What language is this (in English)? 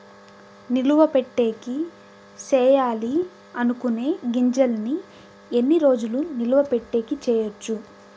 Telugu